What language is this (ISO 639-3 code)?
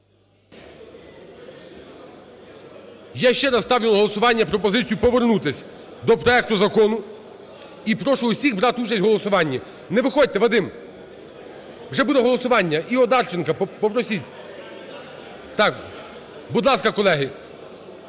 ukr